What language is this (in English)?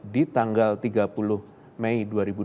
Indonesian